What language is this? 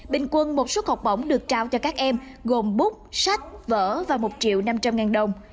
Vietnamese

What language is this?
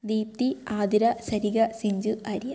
Malayalam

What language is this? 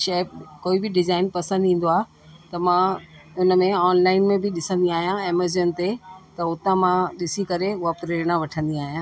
Sindhi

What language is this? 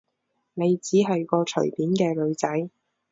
Cantonese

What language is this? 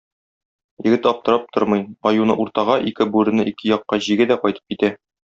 Tatar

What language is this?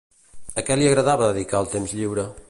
Catalan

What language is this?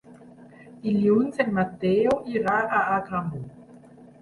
Catalan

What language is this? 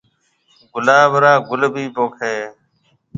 Marwari (Pakistan)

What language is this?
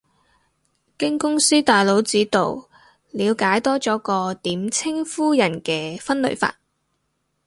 Cantonese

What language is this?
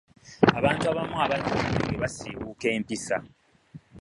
Ganda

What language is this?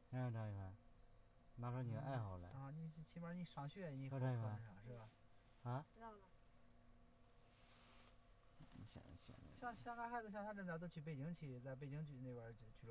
Chinese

